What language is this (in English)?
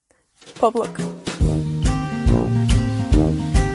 Welsh